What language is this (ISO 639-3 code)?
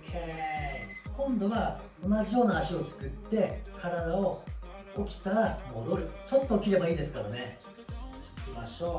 jpn